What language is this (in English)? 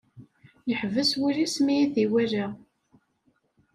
Kabyle